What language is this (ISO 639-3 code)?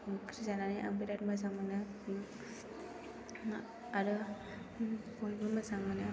brx